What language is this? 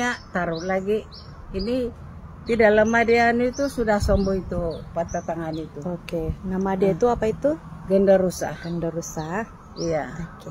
Indonesian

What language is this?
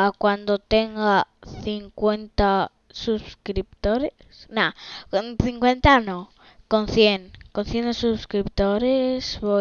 Spanish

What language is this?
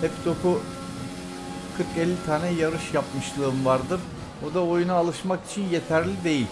Turkish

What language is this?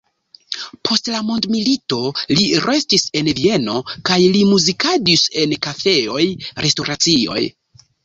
Esperanto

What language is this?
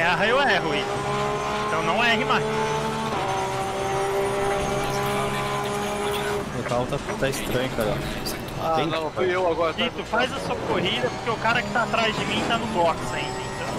Portuguese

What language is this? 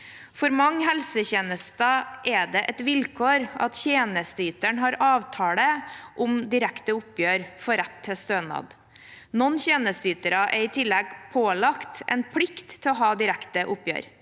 Norwegian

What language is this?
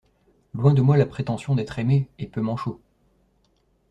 French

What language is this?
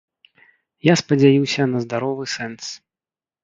Belarusian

